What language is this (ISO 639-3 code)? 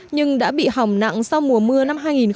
vie